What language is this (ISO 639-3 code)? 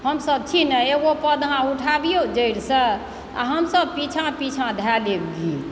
mai